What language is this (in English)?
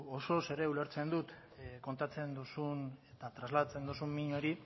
Basque